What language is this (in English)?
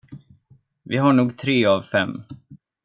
Swedish